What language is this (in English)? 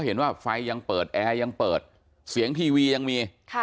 Thai